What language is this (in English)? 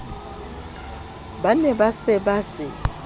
Southern Sotho